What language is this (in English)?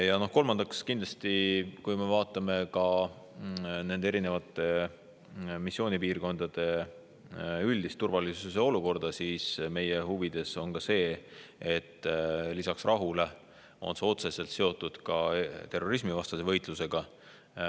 Estonian